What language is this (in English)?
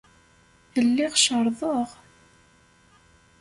Kabyle